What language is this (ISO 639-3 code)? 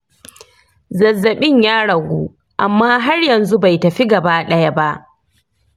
hau